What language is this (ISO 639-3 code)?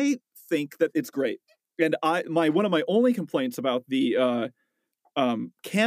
eng